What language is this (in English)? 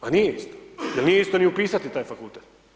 Croatian